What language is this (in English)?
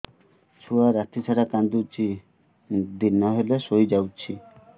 Odia